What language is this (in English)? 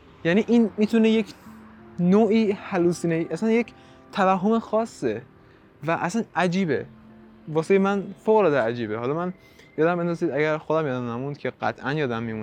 Persian